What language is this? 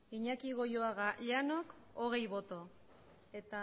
Basque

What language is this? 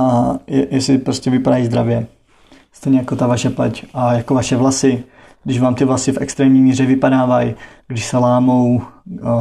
Czech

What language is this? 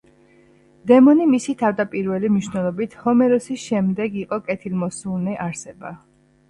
Georgian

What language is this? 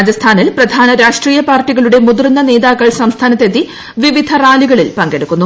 Malayalam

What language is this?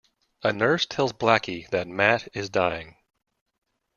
English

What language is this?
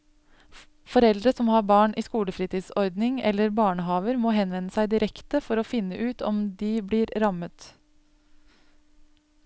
Norwegian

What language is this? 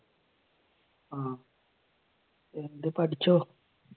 Malayalam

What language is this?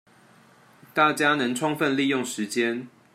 Chinese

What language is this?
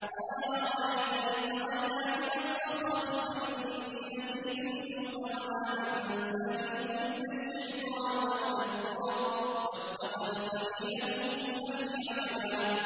Arabic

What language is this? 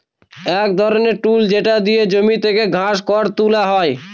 Bangla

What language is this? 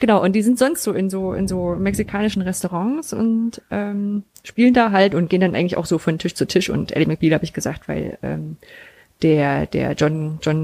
German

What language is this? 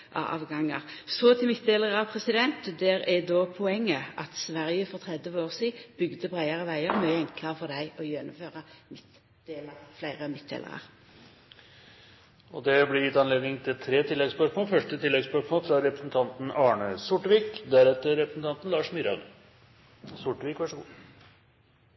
Norwegian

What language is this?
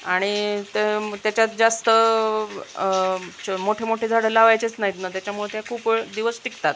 Marathi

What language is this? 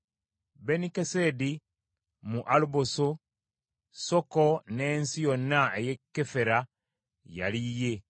Ganda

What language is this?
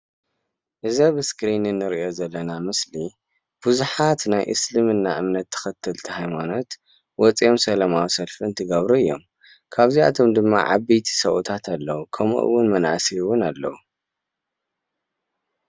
Tigrinya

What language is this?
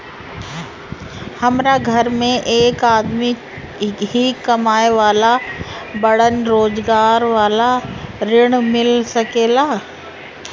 Bhojpuri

